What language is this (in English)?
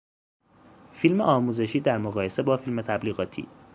Persian